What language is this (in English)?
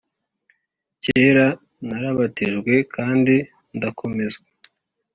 Kinyarwanda